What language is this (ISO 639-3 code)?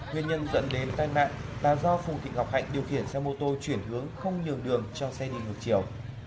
vie